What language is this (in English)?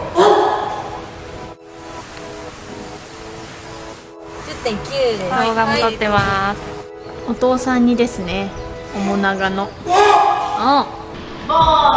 Japanese